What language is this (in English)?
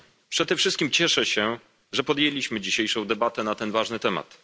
Polish